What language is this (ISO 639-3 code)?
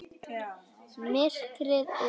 isl